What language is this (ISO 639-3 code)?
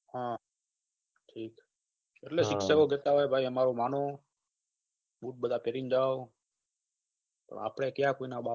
guj